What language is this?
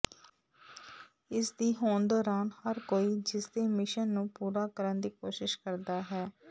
Punjabi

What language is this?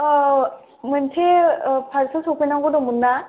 Bodo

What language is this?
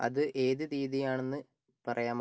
Malayalam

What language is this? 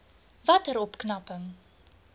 Afrikaans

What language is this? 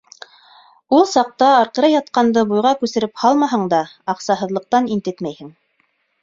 Bashkir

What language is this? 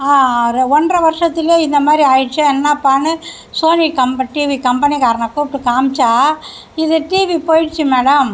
Tamil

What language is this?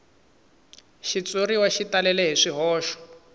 Tsonga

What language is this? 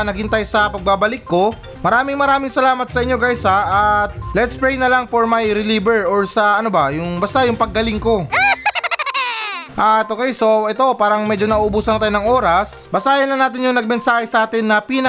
Filipino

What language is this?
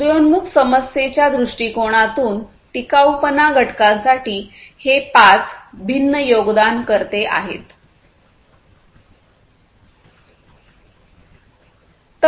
Marathi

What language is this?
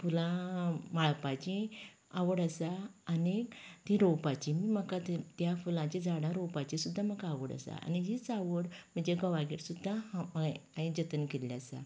Konkani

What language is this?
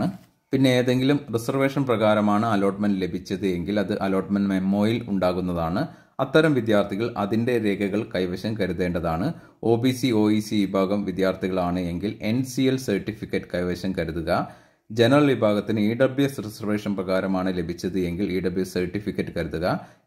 Malayalam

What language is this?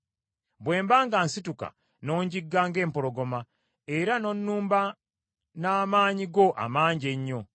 Ganda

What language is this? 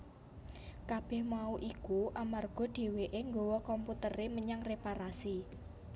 Javanese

